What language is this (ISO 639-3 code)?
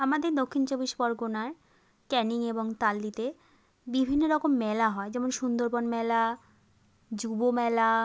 ben